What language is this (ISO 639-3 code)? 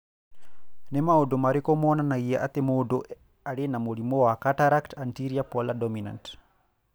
kik